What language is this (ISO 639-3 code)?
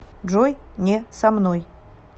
rus